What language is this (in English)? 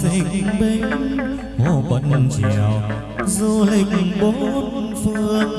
Vietnamese